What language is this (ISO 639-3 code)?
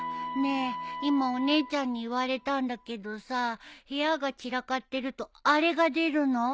jpn